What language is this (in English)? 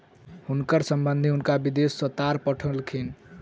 Maithili